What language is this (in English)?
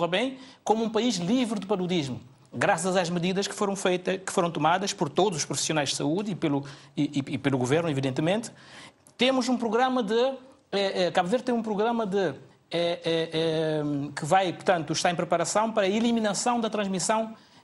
Portuguese